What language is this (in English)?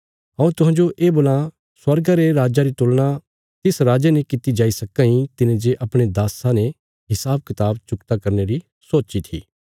Bilaspuri